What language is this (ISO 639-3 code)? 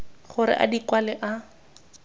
tsn